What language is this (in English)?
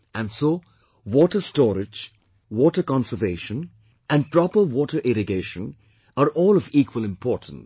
English